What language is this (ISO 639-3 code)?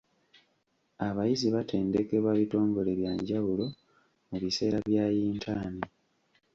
lug